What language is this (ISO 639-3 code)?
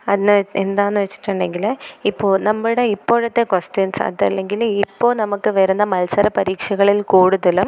mal